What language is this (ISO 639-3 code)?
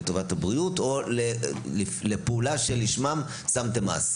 heb